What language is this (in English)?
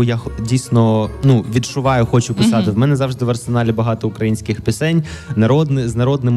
Ukrainian